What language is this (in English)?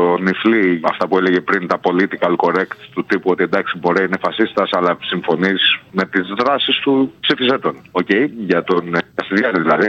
Greek